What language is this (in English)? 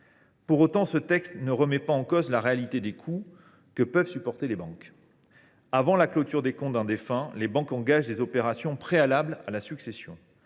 French